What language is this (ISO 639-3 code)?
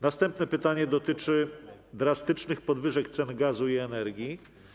pol